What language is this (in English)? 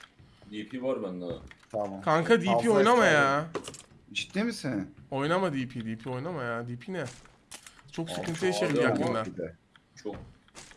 Turkish